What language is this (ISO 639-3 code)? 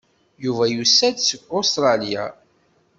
kab